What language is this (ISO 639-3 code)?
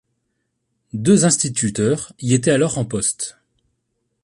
fra